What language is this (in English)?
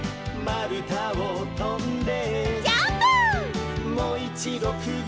Japanese